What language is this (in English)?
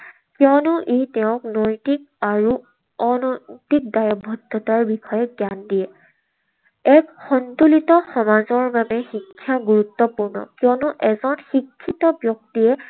Assamese